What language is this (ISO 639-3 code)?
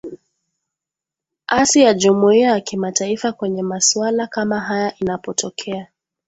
swa